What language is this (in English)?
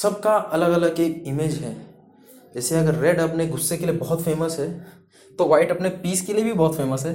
Hindi